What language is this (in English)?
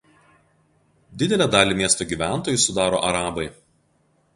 Lithuanian